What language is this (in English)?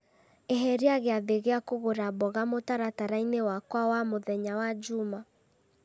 Kikuyu